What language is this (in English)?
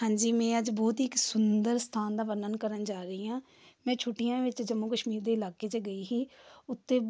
Punjabi